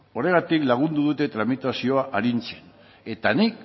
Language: Basque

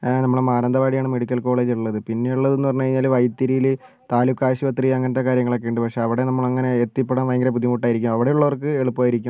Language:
Malayalam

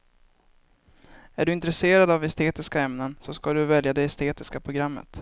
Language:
Swedish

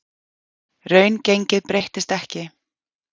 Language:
Icelandic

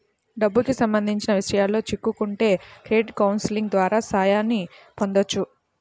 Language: Telugu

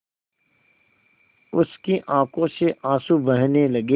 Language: Hindi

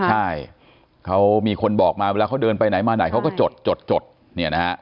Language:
Thai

